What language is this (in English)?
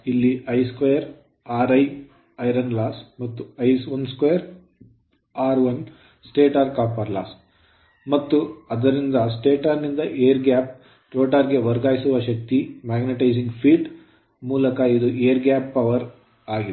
Kannada